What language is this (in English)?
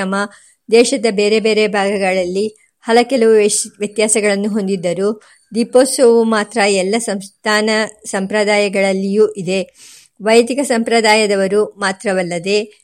Kannada